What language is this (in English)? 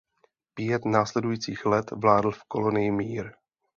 Czech